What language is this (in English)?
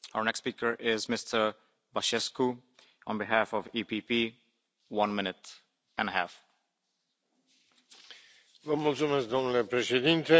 Romanian